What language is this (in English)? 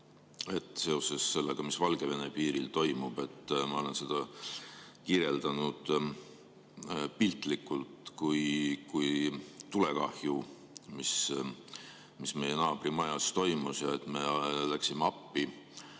Estonian